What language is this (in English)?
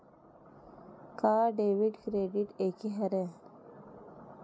Chhattisgarhi